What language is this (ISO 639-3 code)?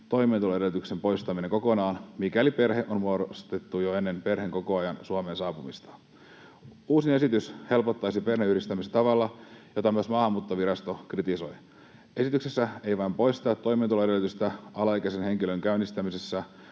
fin